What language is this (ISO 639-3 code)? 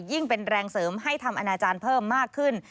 tha